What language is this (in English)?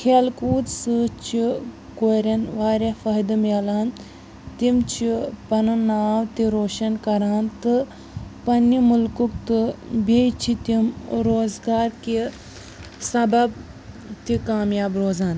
Kashmiri